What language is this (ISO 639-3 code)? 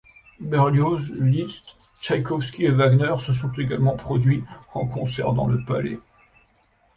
fra